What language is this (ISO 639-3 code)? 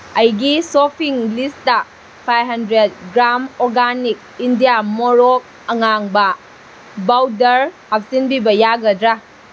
mni